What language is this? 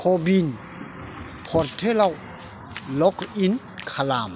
Bodo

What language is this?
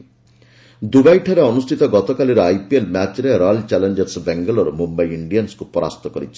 Odia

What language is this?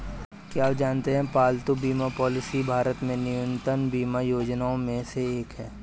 Hindi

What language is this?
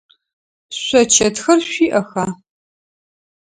Adyghe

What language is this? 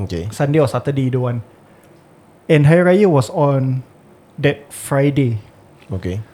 Malay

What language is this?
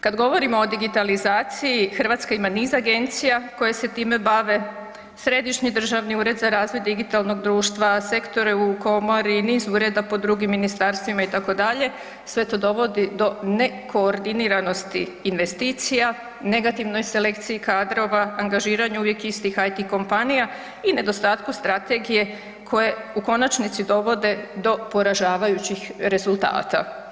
Croatian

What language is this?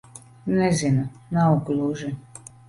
Latvian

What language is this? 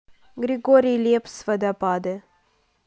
Russian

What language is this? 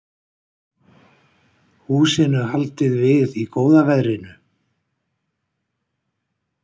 Icelandic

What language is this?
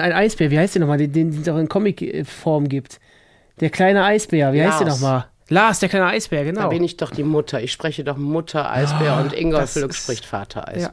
German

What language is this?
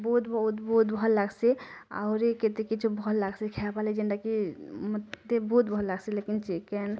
Odia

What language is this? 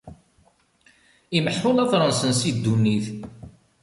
Kabyle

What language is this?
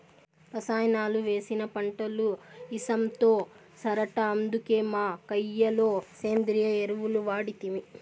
Telugu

